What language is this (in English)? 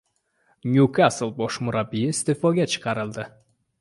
Uzbek